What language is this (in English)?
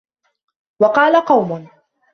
Arabic